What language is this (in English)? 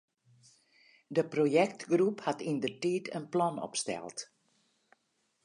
Western Frisian